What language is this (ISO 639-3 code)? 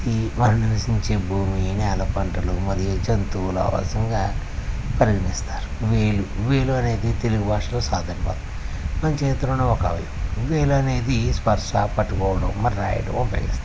tel